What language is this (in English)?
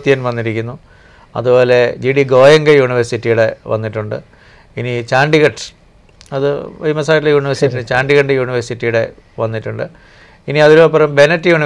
Malayalam